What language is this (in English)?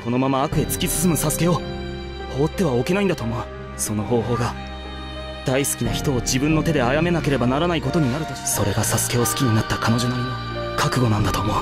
Japanese